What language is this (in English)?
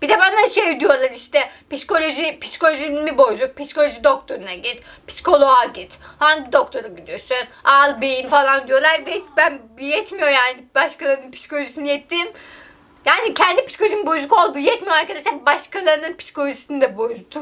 Turkish